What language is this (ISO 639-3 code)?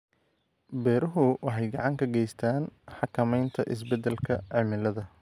som